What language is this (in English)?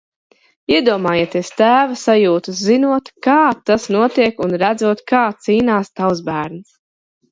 Latvian